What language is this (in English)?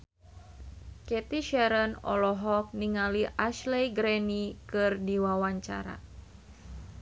Sundanese